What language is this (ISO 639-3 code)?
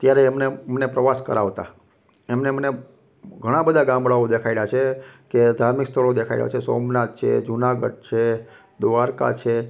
guj